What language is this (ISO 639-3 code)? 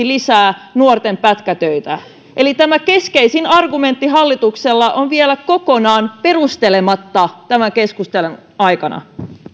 fin